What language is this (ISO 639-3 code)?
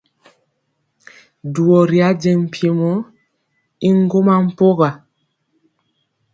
mcx